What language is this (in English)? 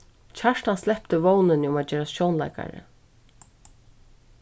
Faroese